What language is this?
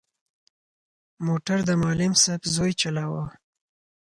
Pashto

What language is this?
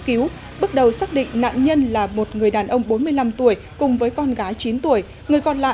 Vietnamese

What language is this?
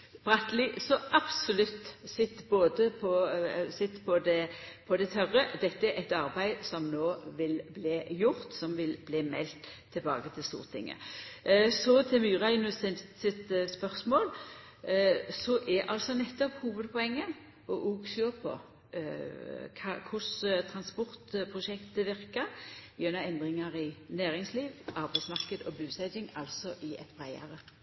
Norwegian Nynorsk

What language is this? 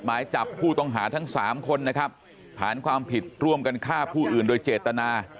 Thai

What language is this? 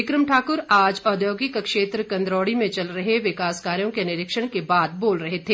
Hindi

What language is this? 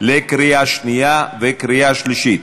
Hebrew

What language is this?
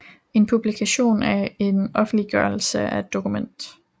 Danish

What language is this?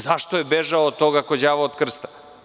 Serbian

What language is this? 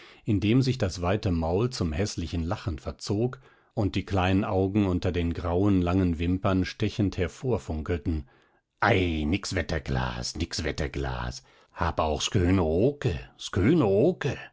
German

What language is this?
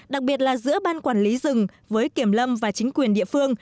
Vietnamese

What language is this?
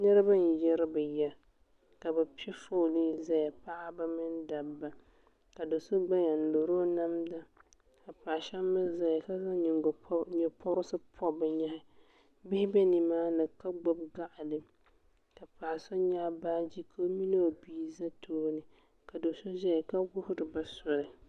Dagbani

